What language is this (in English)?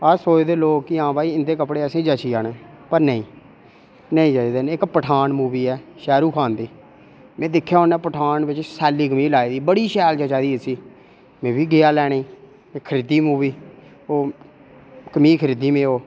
Dogri